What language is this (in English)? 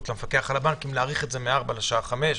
Hebrew